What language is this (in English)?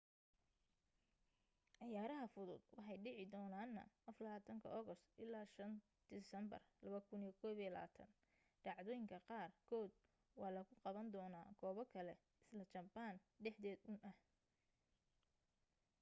Somali